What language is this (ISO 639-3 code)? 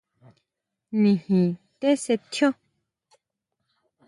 mau